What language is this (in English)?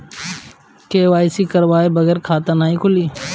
Bhojpuri